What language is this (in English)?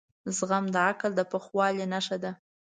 Pashto